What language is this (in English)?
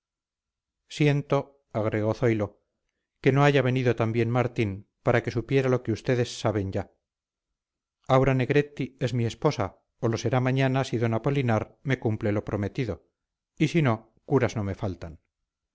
Spanish